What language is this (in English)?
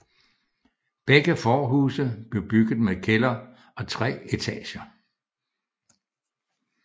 Danish